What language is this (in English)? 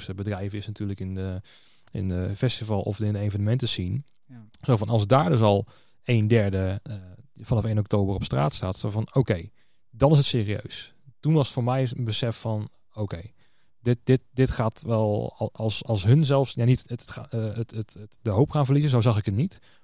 Dutch